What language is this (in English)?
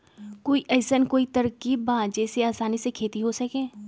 Magahi